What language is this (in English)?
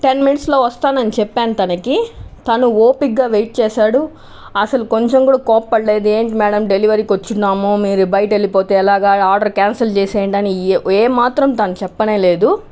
Telugu